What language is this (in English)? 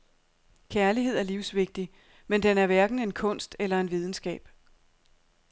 Danish